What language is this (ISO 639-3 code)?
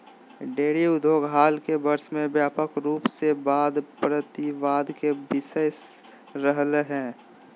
mag